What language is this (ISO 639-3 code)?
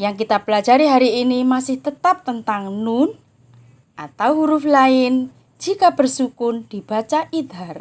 ind